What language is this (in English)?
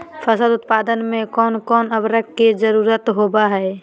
Magahi